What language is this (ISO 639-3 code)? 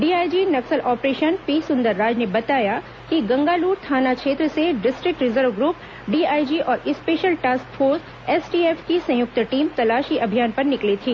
hin